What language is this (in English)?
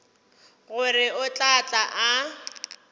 Northern Sotho